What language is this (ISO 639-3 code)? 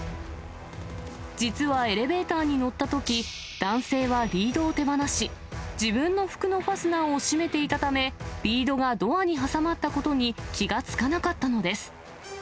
jpn